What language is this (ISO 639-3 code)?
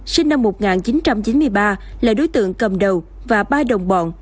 vie